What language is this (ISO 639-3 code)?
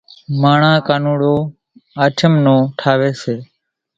gjk